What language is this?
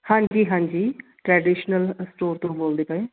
Punjabi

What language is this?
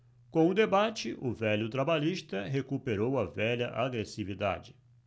Portuguese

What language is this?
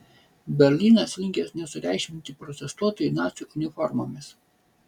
Lithuanian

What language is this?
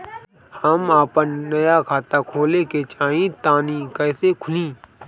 Bhojpuri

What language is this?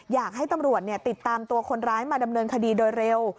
Thai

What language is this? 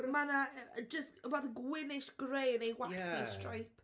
Welsh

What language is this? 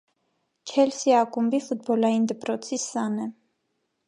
Armenian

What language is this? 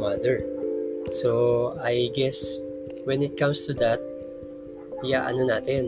Filipino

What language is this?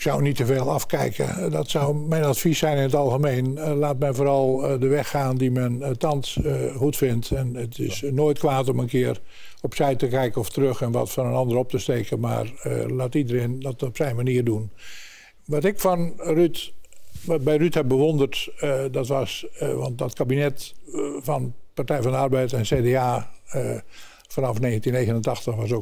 Dutch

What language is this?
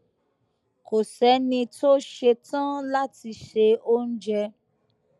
Yoruba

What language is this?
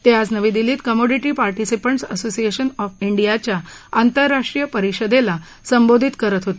Marathi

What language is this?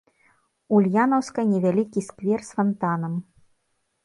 Belarusian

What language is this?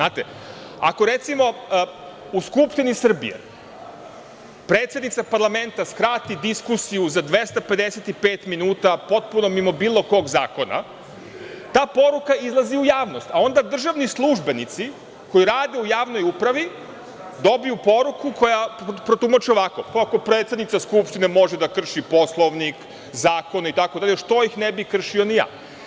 Serbian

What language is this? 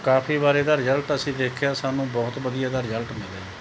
Punjabi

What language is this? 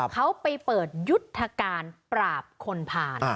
Thai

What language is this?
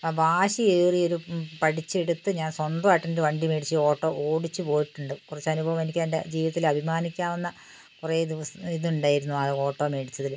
Malayalam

